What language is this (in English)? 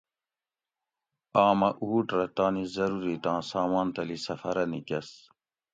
Gawri